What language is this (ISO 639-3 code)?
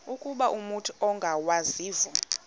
xho